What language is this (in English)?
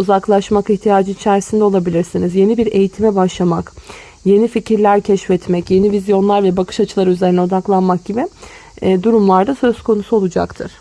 Turkish